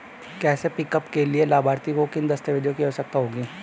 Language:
Hindi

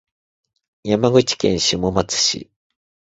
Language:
Japanese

